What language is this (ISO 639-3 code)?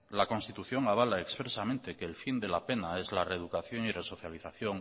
spa